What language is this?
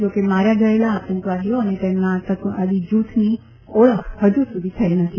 Gujarati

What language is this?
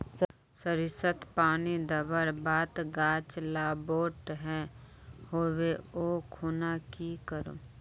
Magahi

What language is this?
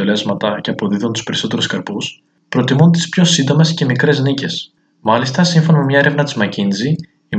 Greek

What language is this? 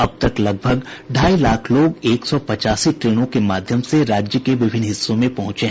Hindi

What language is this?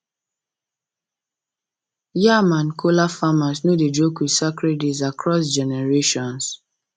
Nigerian Pidgin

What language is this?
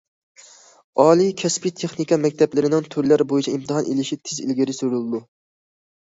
Uyghur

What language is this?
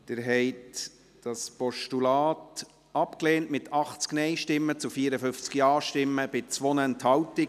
Swiss German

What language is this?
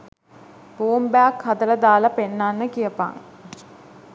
Sinhala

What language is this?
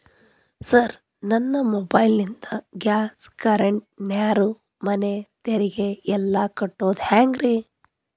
Kannada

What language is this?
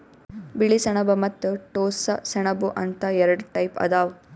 Kannada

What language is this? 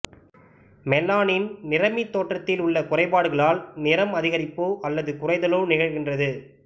Tamil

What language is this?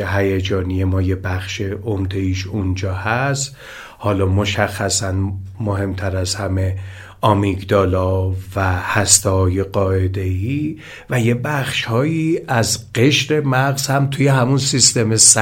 Persian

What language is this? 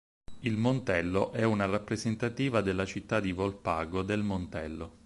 Italian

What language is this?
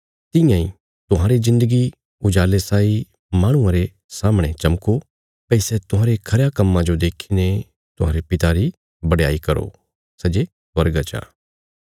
Bilaspuri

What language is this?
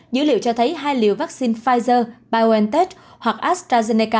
Vietnamese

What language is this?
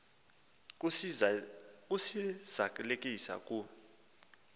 Xhosa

